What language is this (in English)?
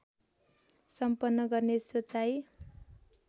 Nepali